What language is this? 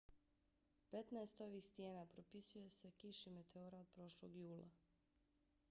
Bosnian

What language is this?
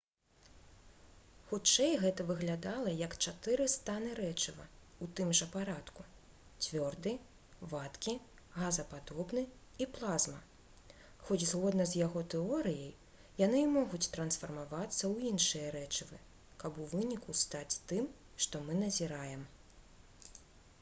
Belarusian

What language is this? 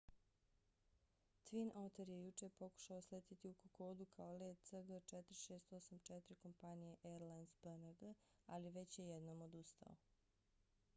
Bosnian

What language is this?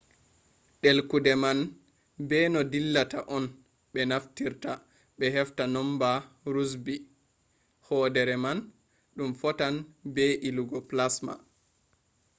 Fula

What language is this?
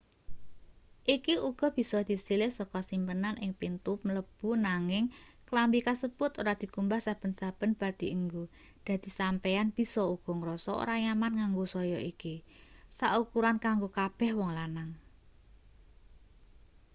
Javanese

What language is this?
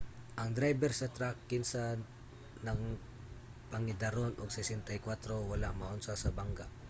Cebuano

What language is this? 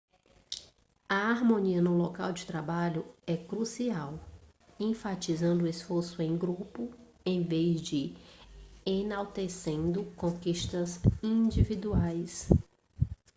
Portuguese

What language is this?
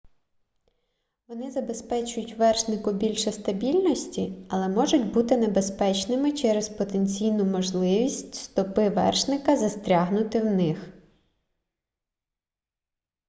Ukrainian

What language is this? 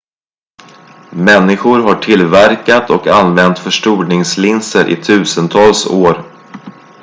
Swedish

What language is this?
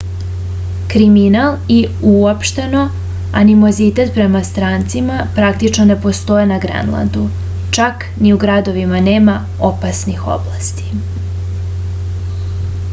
Serbian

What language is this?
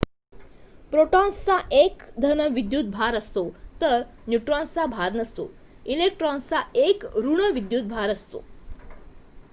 Marathi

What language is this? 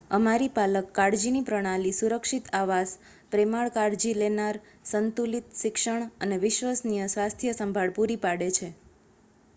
Gujarati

